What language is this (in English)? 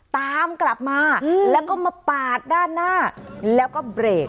Thai